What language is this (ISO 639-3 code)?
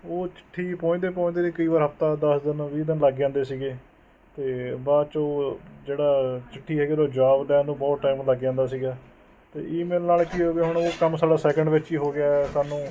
pan